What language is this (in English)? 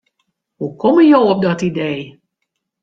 Western Frisian